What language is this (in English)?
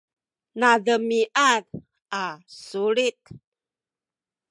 Sakizaya